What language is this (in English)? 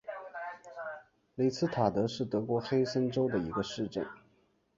Chinese